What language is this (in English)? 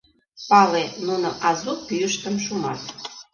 Mari